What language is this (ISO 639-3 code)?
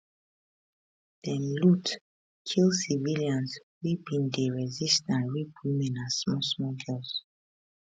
pcm